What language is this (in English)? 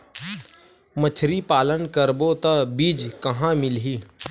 Chhattisgarhi